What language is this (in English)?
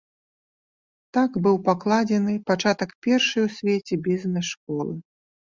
Belarusian